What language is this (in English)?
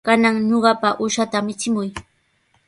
Sihuas Ancash Quechua